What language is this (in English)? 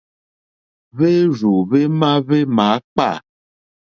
Mokpwe